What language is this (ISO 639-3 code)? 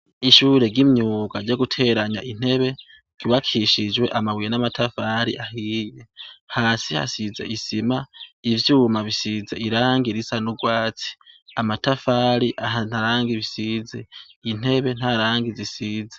run